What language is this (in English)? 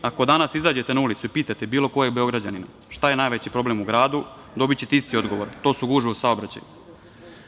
Serbian